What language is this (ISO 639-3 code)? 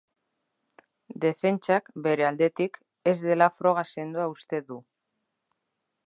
eus